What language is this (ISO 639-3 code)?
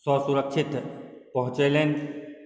mai